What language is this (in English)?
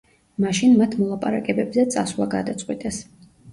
Georgian